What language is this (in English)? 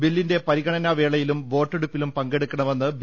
Malayalam